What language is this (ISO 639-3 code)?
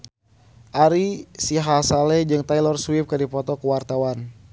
sun